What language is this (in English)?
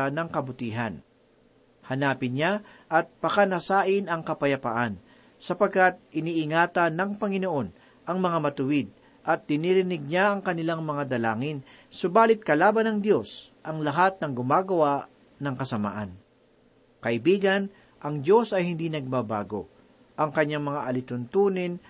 Filipino